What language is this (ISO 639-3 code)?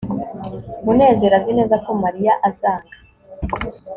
kin